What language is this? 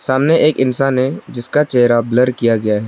Hindi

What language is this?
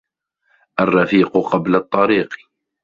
Arabic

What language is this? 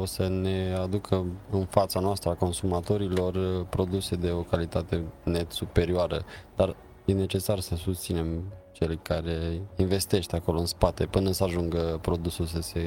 Romanian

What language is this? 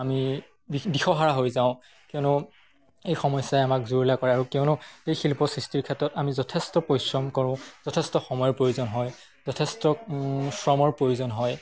Assamese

